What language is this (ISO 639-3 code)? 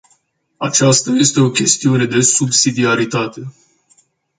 ron